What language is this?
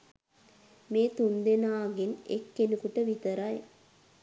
Sinhala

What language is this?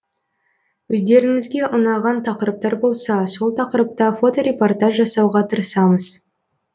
Kazakh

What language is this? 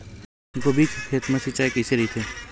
Chhattisgarhi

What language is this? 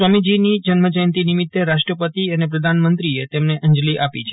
Gujarati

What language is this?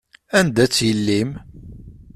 Kabyle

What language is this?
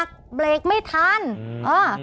Thai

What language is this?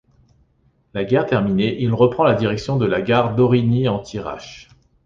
French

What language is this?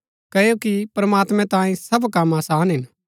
Gaddi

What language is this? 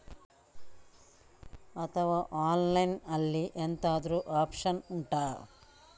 Kannada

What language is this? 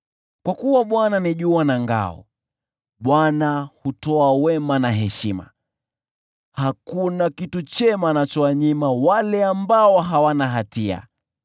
Swahili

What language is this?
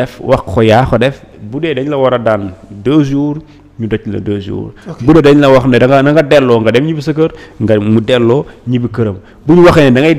French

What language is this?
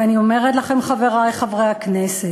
Hebrew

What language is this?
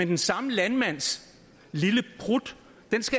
Danish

